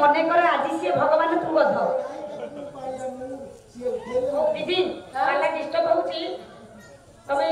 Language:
Indonesian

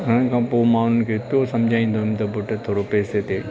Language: Sindhi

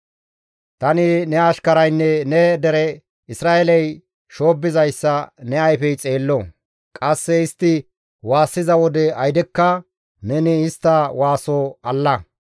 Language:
Gamo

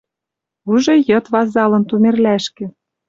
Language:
Western Mari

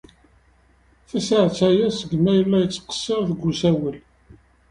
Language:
Kabyle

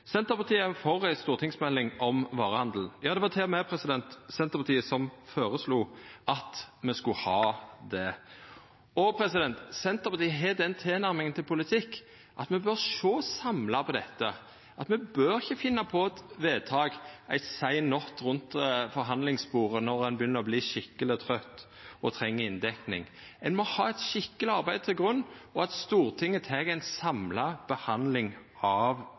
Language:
Norwegian Nynorsk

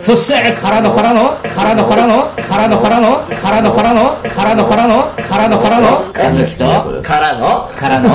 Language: Japanese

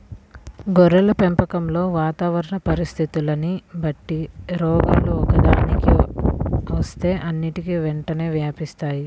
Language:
Telugu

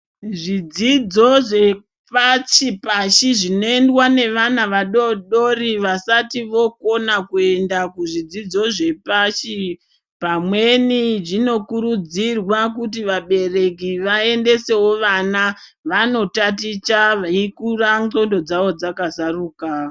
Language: Ndau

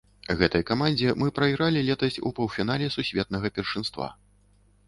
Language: Belarusian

